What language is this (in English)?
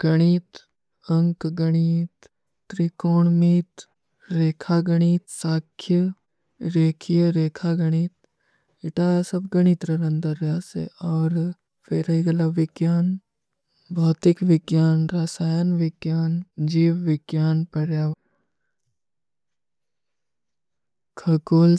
Kui (India)